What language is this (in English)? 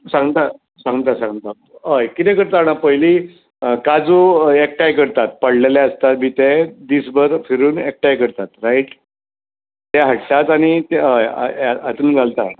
Konkani